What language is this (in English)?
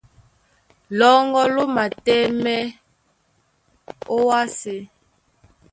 Duala